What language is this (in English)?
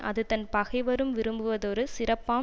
Tamil